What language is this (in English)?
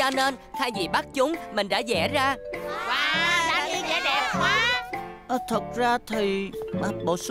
Vietnamese